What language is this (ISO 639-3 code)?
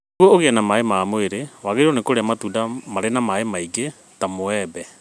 kik